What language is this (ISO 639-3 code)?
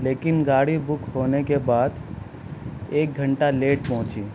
urd